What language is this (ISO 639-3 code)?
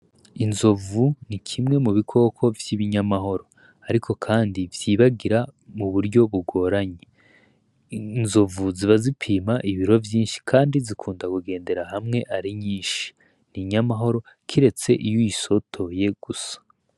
run